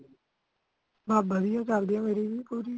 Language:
Punjabi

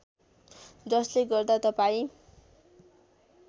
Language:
Nepali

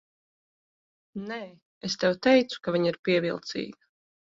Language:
Latvian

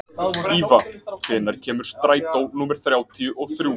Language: Icelandic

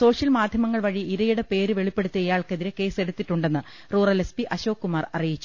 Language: Malayalam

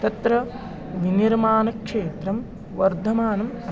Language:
Sanskrit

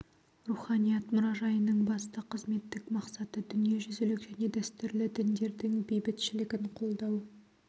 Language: Kazakh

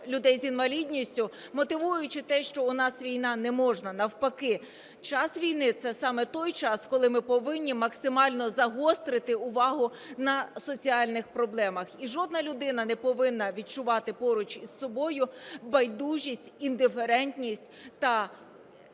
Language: Ukrainian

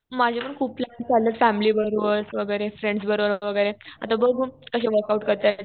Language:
Marathi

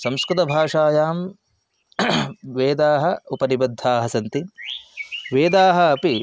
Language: Sanskrit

